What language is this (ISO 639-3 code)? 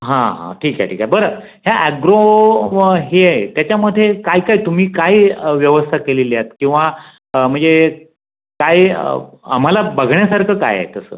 mar